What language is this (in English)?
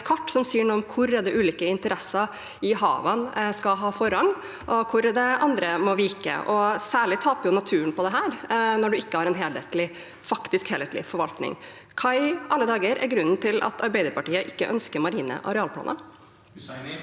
Norwegian